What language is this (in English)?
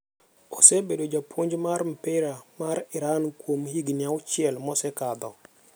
Luo (Kenya and Tanzania)